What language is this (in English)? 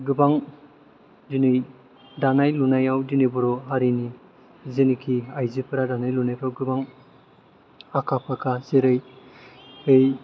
Bodo